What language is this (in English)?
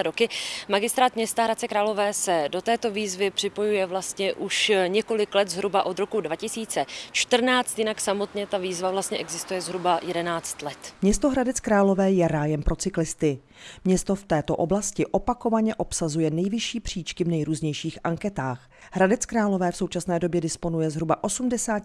Czech